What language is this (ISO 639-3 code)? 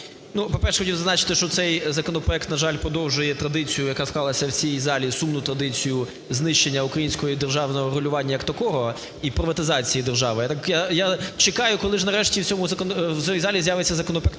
ukr